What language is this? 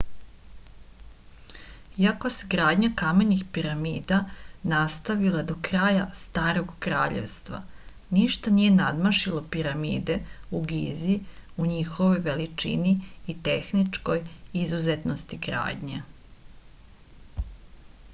Serbian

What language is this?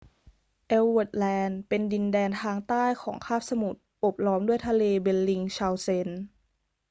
Thai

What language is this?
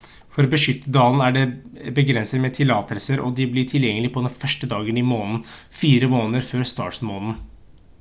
Norwegian Bokmål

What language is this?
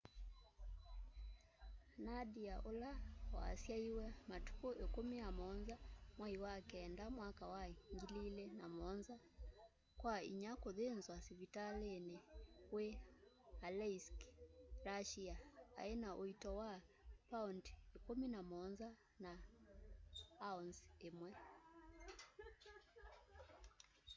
Kamba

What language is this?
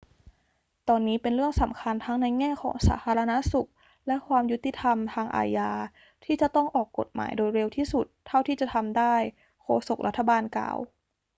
Thai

